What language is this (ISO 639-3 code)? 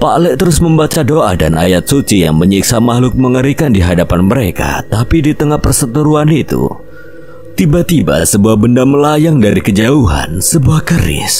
ind